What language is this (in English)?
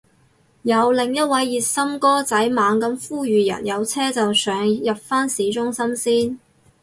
Cantonese